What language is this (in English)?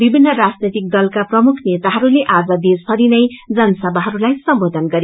Nepali